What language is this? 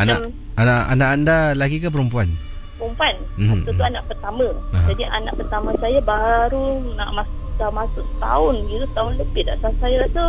Malay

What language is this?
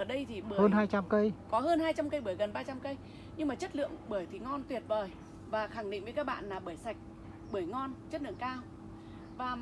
Vietnamese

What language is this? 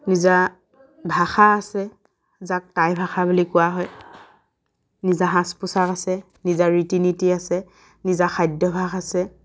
Assamese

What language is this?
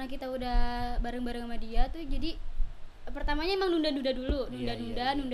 Indonesian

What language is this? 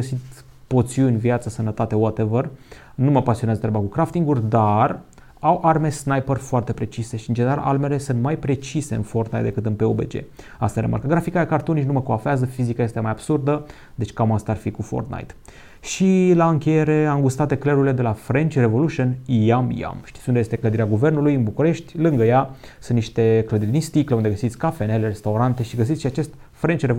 Romanian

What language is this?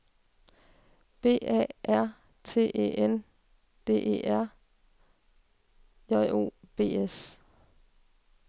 Danish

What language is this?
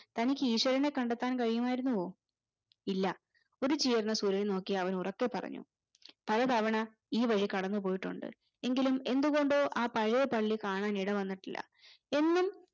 Malayalam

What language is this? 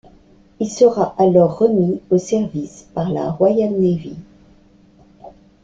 French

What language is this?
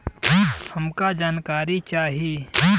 Bhojpuri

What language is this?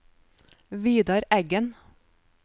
Norwegian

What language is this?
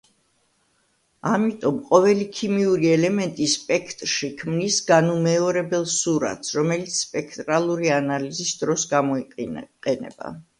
Georgian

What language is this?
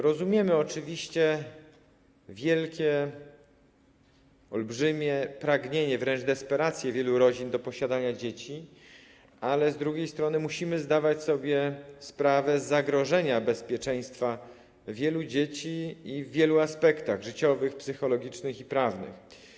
Polish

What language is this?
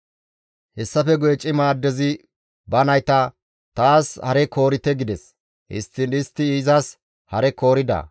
Gamo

